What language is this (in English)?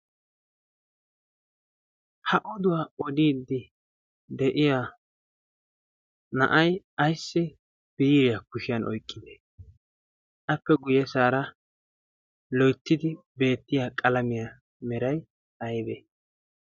Wolaytta